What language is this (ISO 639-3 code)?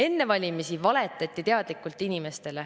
est